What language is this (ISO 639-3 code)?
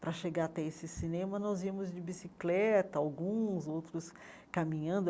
por